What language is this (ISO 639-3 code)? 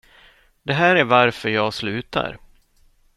swe